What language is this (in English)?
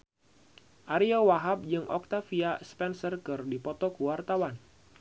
Sundanese